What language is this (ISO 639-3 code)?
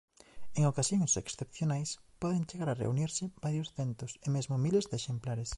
glg